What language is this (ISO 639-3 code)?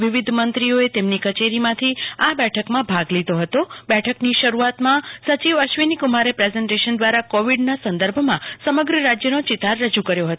guj